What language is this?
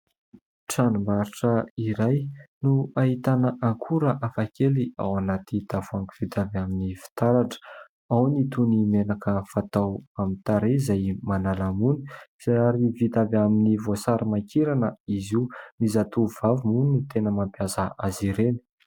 Malagasy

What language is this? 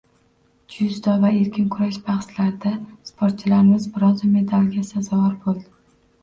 Uzbek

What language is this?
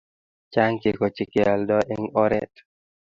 Kalenjin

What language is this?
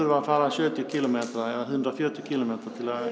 Icelandic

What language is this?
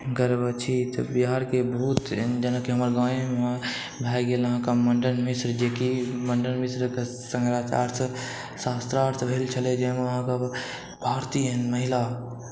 Maithili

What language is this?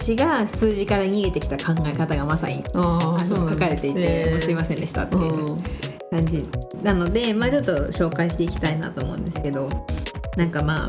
Japanese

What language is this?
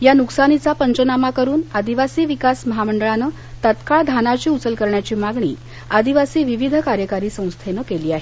Marathi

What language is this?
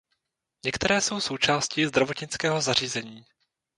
Czech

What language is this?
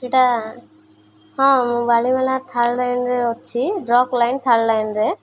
Odia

